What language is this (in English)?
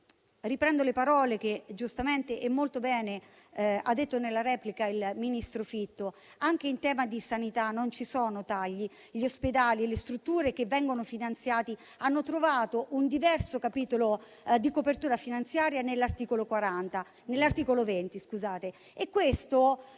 Italian